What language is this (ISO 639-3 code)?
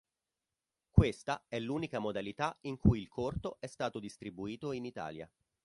ita